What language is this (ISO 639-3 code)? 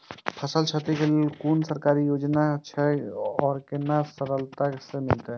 mai